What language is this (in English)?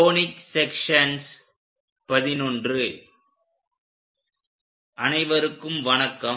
Tamil